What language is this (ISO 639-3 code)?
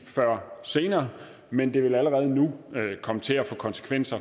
dan